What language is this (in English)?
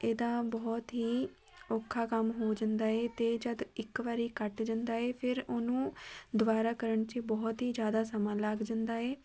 Punjabi